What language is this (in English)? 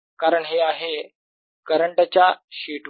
Marathi